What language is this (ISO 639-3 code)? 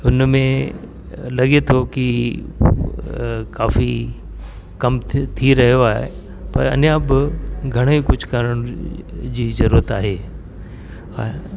snd